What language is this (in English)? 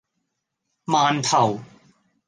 Cantonese